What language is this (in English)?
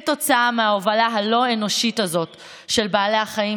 Hebrew